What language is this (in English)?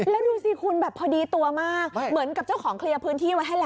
Thai